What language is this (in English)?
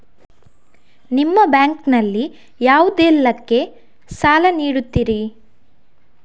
Kannada